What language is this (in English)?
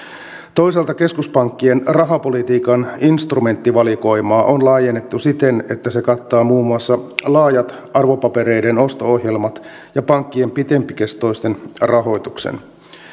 Finnish